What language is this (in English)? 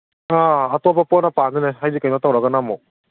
Manipuri